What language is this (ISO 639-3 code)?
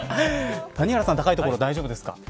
jpn